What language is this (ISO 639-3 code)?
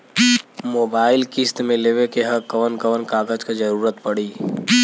bho